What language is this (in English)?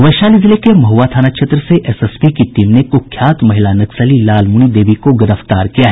Hindi